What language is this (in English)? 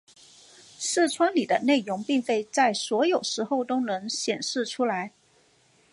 Chinese